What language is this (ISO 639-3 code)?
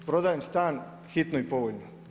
hrv